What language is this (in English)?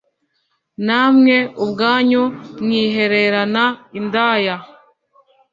Kinyarwanda